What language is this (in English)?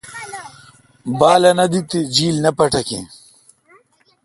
Kalkoti